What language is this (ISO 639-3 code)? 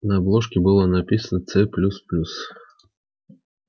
rus